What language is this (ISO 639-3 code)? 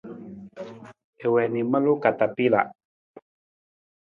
nmz